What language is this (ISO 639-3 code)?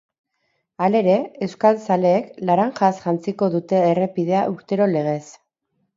eus